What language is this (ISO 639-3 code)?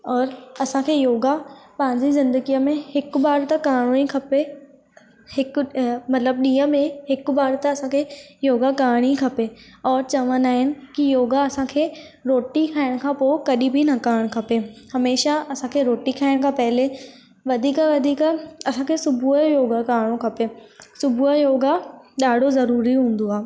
snd